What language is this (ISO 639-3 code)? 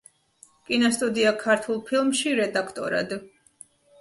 kat